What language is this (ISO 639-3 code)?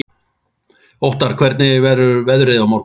isl